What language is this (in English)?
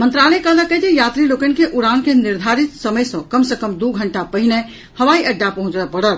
Maithili